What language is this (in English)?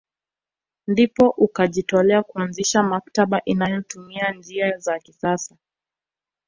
Swahili